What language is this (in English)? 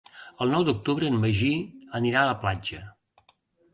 Catalan